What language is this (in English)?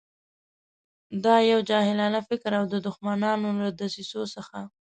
Pashto